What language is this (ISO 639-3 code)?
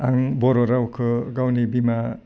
brx